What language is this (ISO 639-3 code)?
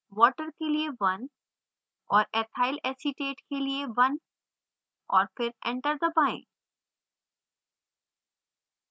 hin